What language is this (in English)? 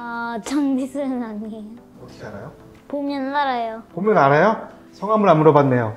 Korean